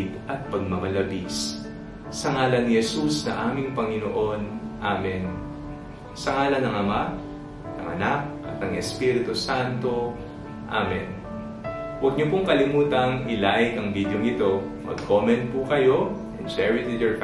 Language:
Filipino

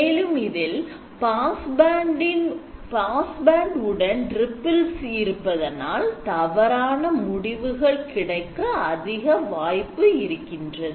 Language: Tamil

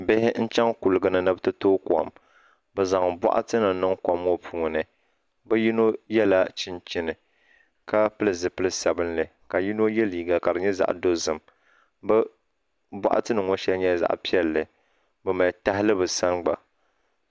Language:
Dagbani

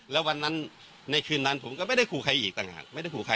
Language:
Thai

